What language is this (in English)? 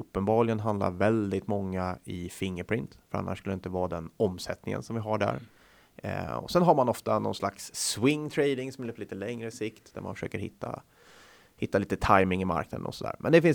Swedish